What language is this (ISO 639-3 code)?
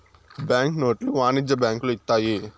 tel